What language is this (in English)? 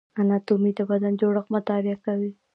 Pashto